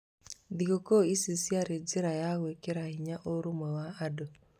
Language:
Kikuyu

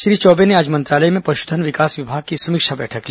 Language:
Hindi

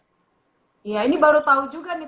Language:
Indonesian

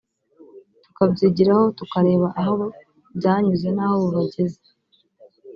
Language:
Kinyarwanda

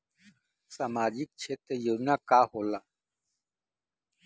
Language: Bhojpuri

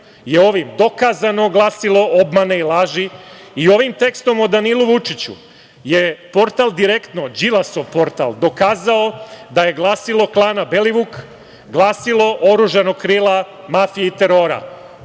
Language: Serbian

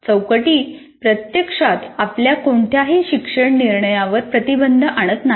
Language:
Marathi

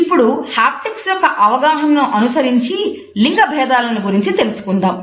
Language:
Telugu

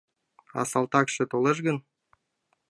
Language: Mari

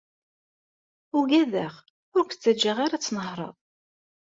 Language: Kabyle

